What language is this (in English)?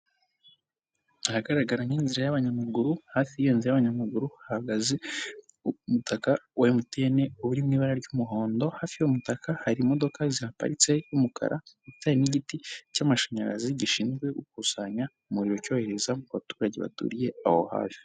Kinyarwanda